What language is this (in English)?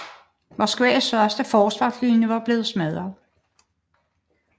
Danish